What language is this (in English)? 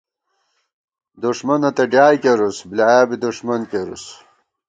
Gawar-Bati